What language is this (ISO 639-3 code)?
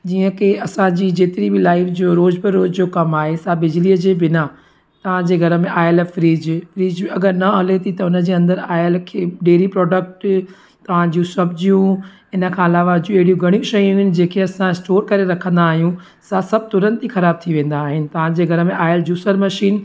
snd